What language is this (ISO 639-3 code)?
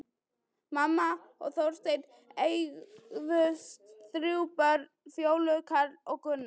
isl